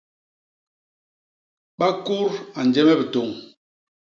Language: Basaa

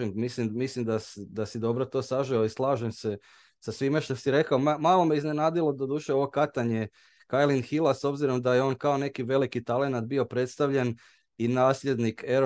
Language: Croatian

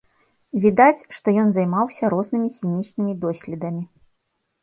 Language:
Belarusian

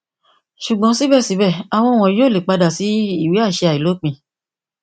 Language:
Yoruba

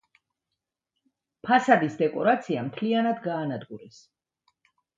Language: Georgian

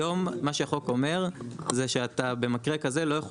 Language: Hebrew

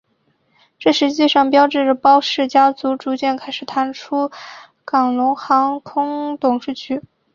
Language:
Chinese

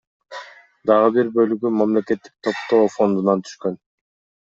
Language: Kyrgyz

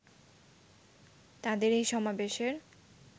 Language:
Bangla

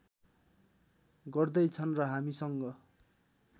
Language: Nepali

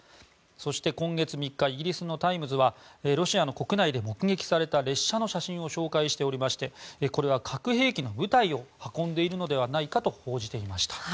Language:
Japanese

